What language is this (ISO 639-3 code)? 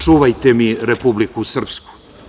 srp